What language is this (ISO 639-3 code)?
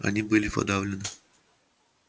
rus